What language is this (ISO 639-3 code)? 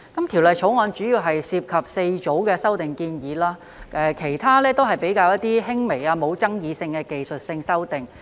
yue